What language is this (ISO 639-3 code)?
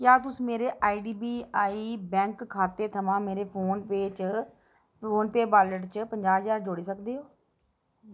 doi